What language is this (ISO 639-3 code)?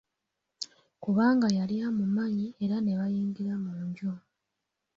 lug